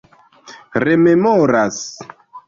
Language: Esperanto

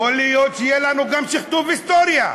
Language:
Hebrew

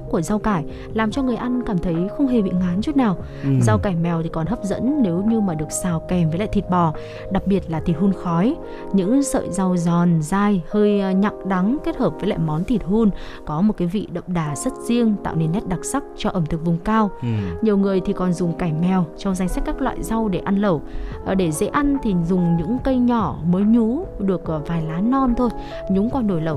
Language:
Vietnamese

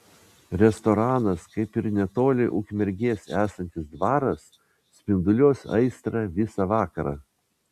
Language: Lithuanian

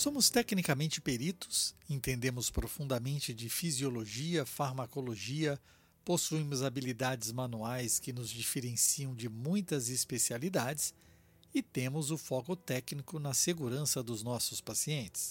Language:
Portuguese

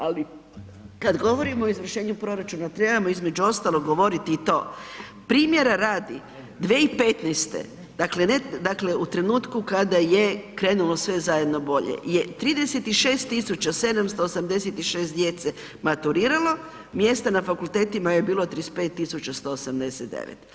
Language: Croatian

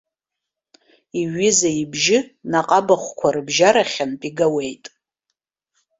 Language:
Abkhazian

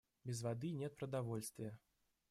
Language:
Russian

